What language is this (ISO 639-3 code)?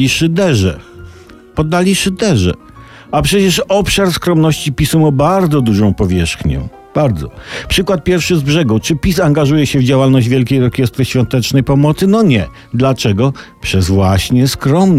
pol